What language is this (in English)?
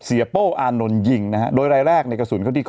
Thai